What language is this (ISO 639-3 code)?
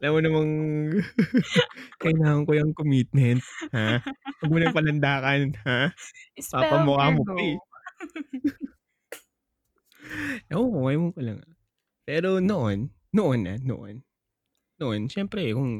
fil